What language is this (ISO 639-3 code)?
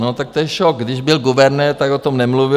ces